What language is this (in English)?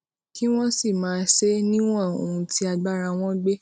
Yoruba